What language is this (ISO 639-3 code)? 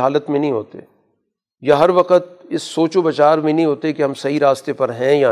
urd